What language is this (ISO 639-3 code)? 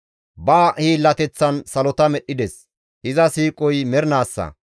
gmv